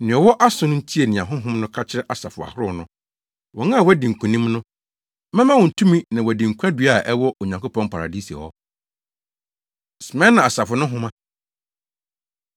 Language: Akan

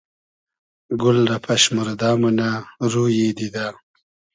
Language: Hazaragi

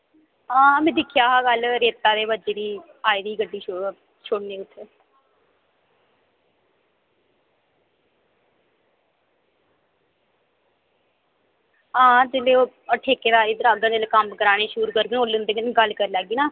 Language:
Dogri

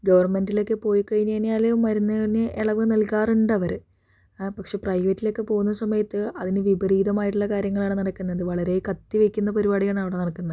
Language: Malayalam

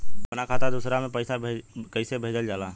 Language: Bhojpuri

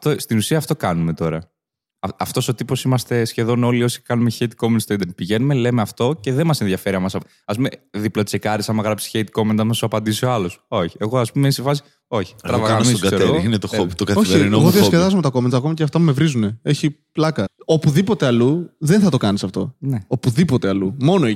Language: Greek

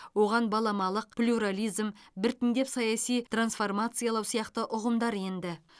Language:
Kazakh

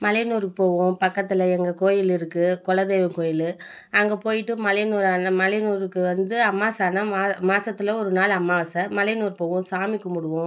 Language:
Tamil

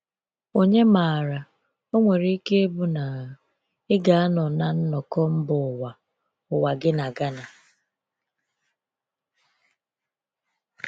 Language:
Igbo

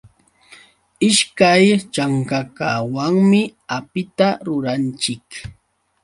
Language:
Yauyos Quechua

